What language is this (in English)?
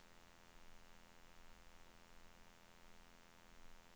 Swedish